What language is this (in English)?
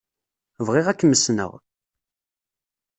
Kabyle